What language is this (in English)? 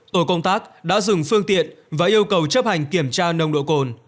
Vietnamese